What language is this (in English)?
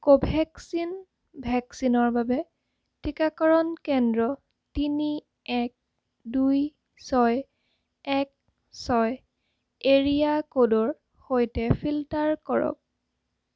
Assamese